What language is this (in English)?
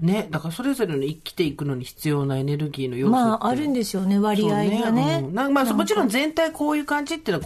Japanese